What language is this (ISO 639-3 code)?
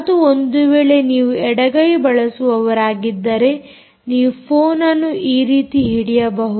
kan